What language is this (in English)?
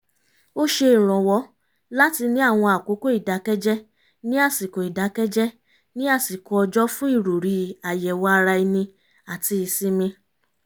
Yoruba